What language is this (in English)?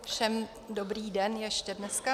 Czech